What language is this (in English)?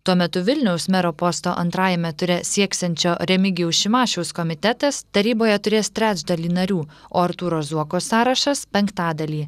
Lithuanian